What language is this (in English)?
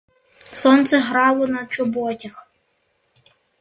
Ukrainian